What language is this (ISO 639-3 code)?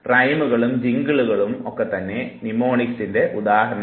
mal